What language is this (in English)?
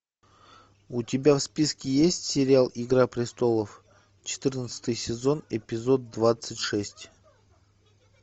Russian